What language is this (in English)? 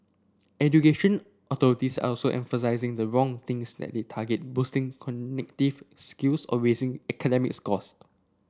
English